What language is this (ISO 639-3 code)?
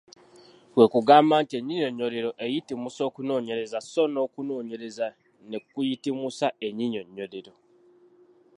lug